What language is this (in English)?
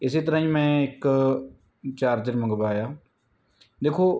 Punjabi